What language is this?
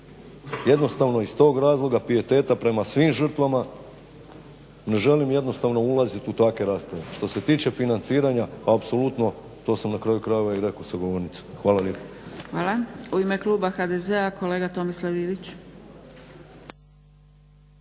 Croatian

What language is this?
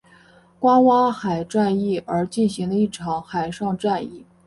Chinese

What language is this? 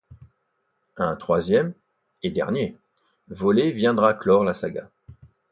French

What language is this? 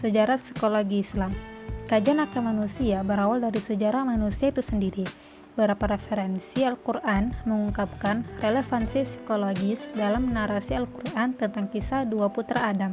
Indonesian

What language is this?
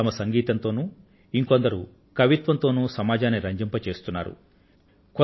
Telugu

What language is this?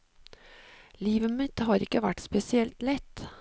Norwegian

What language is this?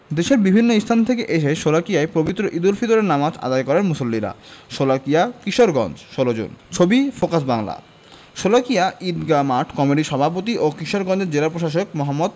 Bangla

